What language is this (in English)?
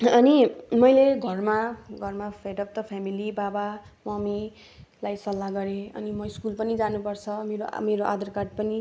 Nepali